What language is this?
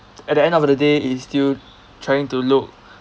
English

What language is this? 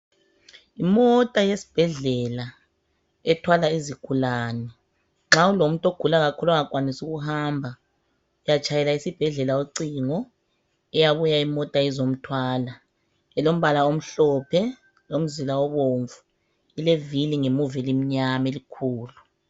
North Ndebele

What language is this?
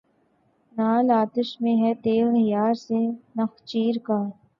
Urdu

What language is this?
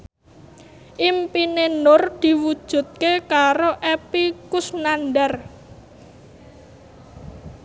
Javanese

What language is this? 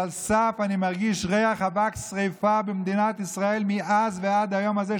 Hebrew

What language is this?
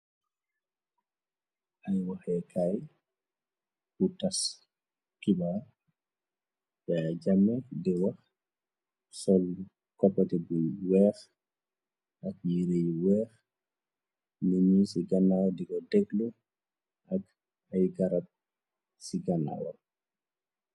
Wolof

